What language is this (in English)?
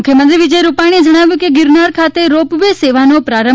Gujarati